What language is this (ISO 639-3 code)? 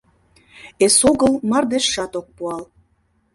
chm